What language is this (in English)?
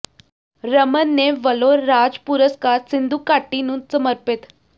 Punjabi